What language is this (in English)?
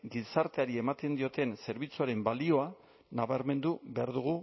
Basque